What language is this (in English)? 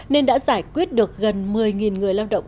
Vietnamese